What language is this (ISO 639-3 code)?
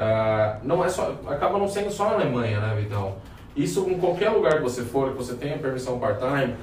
por